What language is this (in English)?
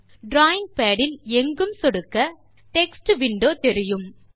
Tamil